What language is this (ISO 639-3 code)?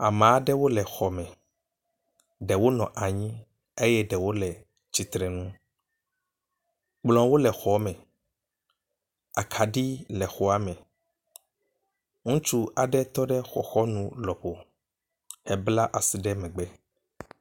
ewe